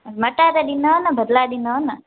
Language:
Sindhi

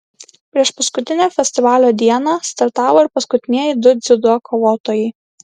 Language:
Lithuanian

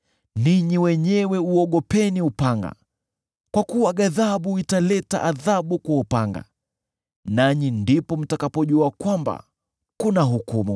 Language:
Swahili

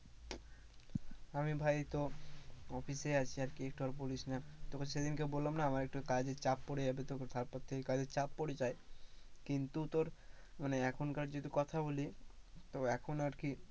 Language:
Bangla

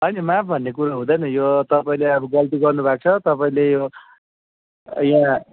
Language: Nepali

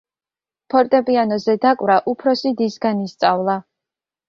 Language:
Georgian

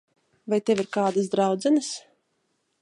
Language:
Latvian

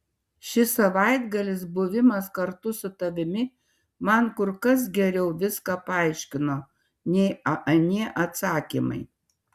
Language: Lithuanian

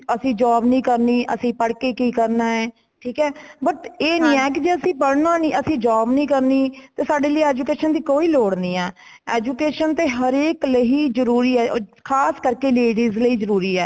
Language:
Punjabi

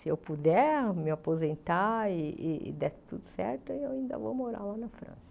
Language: Portuguese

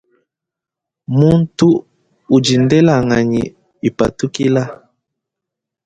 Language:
Luba-Lulua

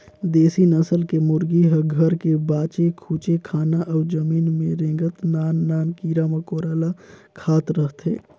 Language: Chhattisgarhi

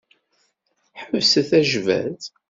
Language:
Kabyle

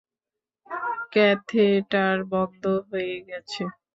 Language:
Bangla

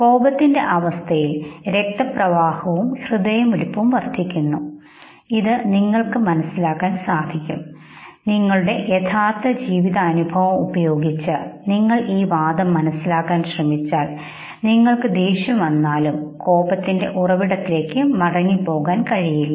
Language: Malayalam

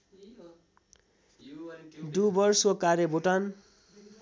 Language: Nepali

